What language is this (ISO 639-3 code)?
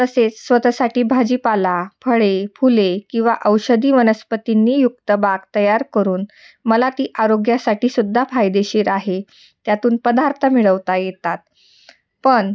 mar